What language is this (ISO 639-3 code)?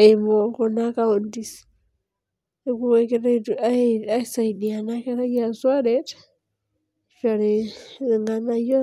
mas